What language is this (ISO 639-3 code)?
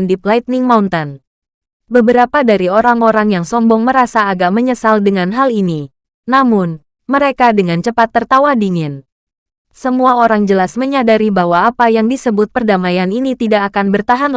ind